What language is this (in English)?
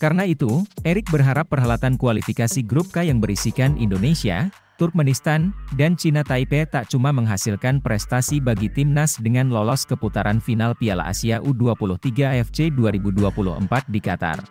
Indonesian